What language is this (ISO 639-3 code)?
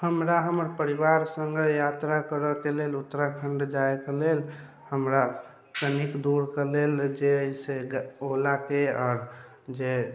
mai